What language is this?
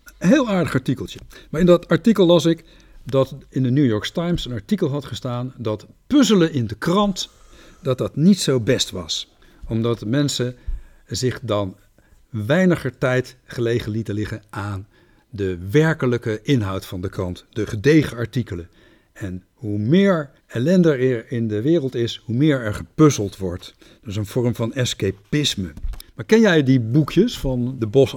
Dutch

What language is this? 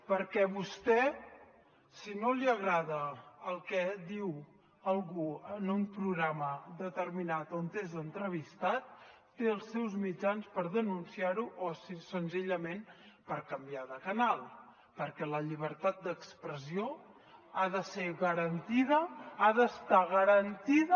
Catalan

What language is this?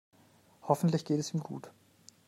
German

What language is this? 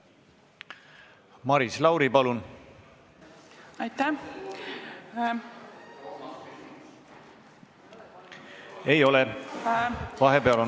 Estonian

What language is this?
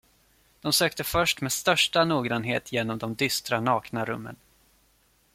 Swedish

